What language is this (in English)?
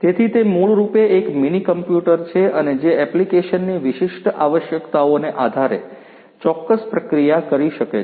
Gujarati